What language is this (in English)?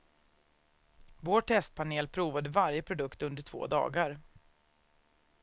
Swedish